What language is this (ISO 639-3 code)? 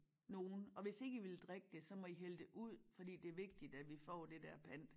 dan